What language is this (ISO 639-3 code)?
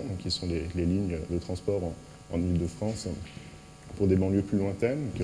fra